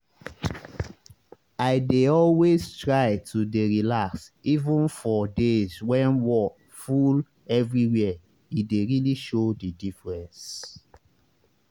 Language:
Nigerian Pidgin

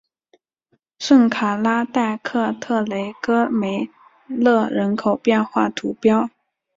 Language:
Chinese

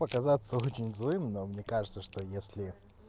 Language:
Russian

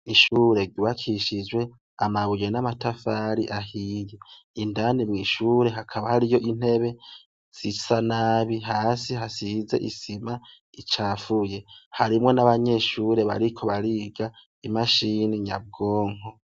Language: Rundi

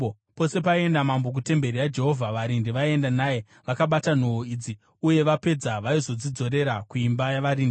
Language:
Shona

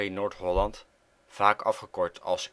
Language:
Dutch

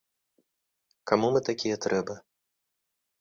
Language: Belarusian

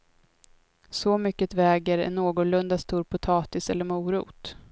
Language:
Swedish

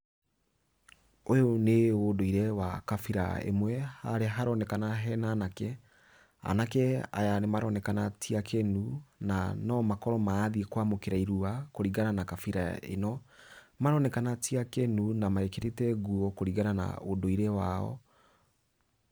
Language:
Kikuyu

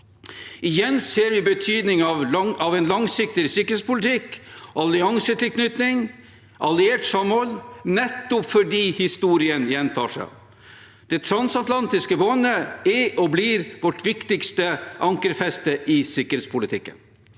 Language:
Norwegian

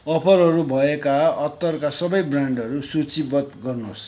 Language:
Nepali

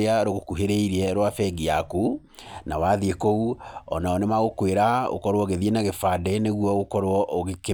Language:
Kikuyu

